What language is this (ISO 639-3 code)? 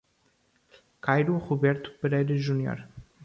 por